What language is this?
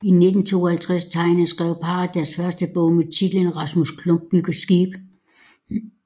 Danish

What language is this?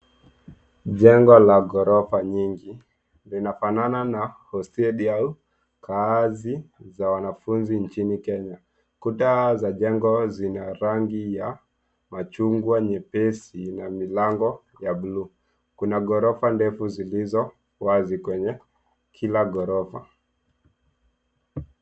Swahili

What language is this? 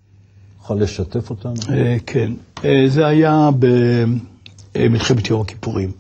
Hebrew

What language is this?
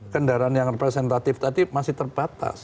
Indonesian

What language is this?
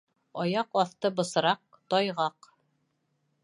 Bashkir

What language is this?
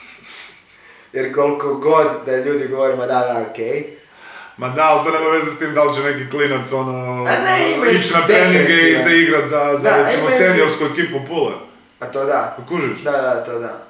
Croatian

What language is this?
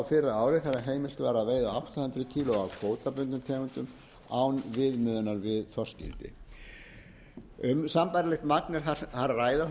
Icelandic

